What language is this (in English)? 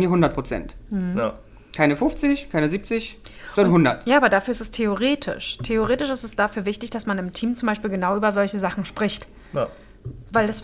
German